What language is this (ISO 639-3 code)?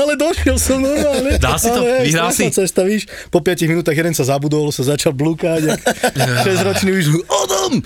slk